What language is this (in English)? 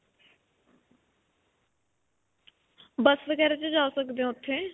Punjabi